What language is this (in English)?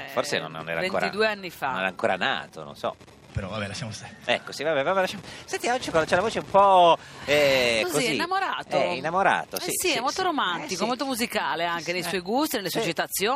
Italian